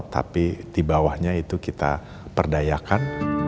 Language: Indonesian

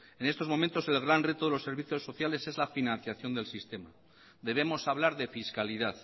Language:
Spanish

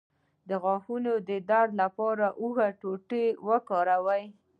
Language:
Pashto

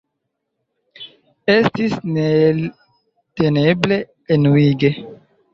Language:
Esperanto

